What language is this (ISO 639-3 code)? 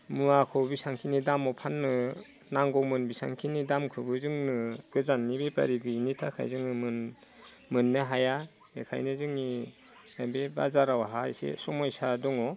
brx